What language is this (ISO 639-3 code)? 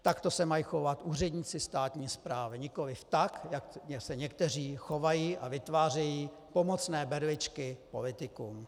ces